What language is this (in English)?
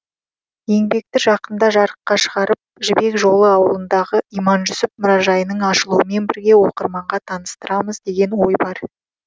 Kazakh